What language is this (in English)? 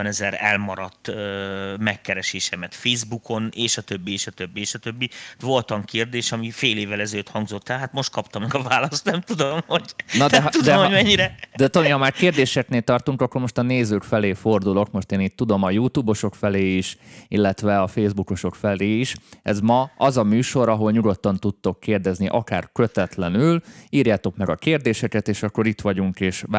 Hungarian